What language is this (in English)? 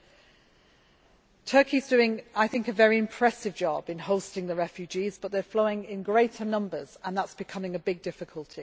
English